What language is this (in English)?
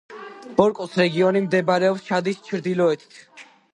Georgian